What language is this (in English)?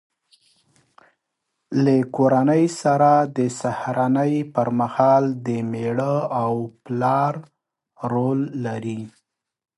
Pashto